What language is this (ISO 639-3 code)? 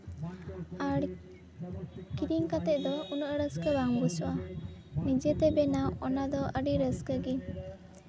sat